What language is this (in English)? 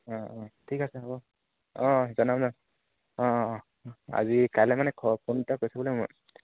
Assamese